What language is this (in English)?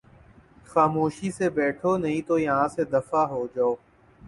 Urdu